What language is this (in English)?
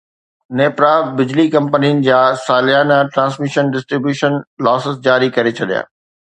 Sindhi